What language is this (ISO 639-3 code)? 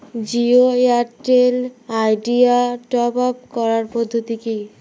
ben